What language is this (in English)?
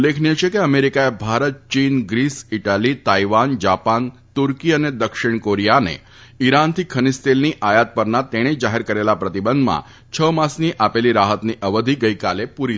Gujarati